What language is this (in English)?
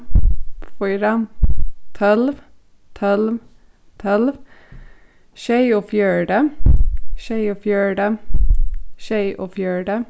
Faroese